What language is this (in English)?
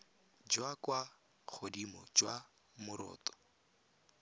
Tswana